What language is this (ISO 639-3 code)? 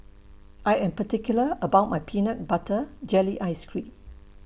eng